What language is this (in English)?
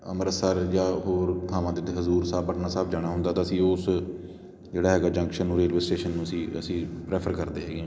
Punjabi